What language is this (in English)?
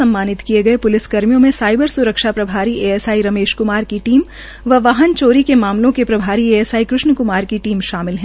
Hindi